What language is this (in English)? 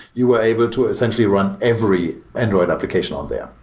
English